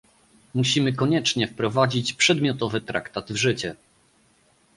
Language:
Polish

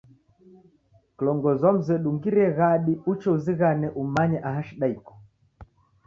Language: Taita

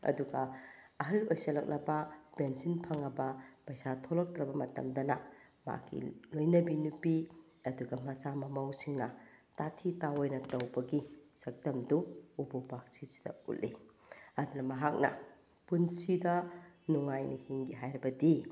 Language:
Manipuri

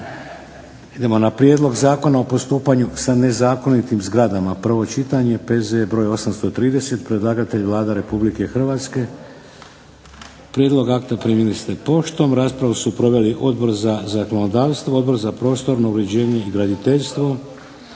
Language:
Croatian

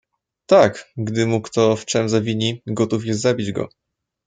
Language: Polish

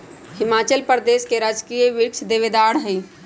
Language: Magahi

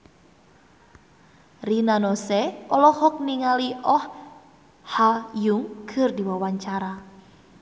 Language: Sundanese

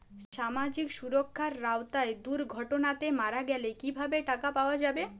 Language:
Bangla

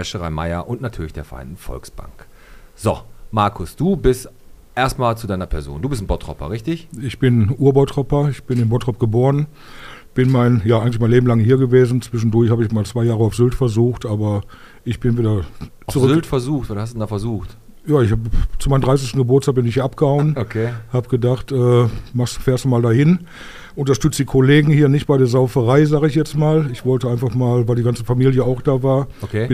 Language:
German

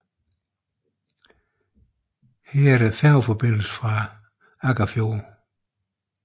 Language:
Danish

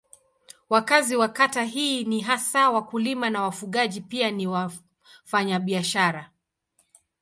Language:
Swahili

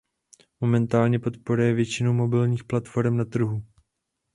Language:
Czech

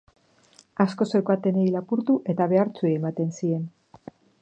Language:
Basque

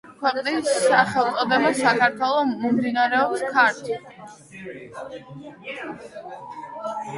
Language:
Georgian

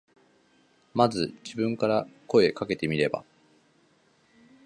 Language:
Japanese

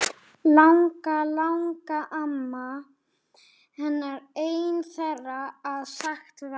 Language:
Icelandic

